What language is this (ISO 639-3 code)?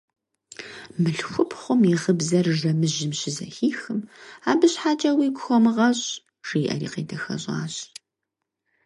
kbd